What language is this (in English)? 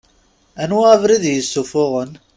Kabyle